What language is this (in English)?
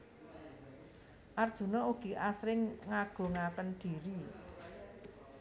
Javanese